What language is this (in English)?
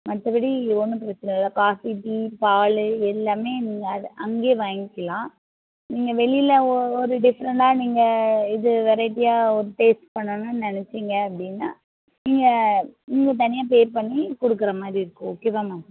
Tamil